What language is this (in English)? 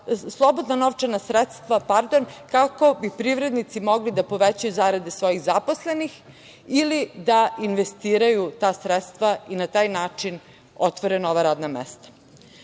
Serbian